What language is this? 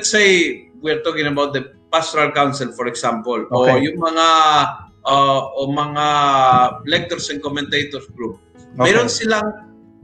Filipino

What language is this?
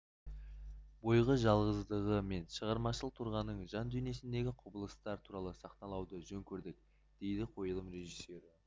Kazakh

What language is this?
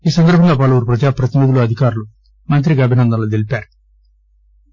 Telugu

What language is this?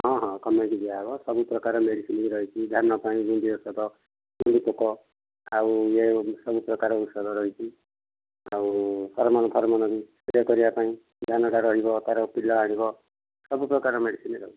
Odia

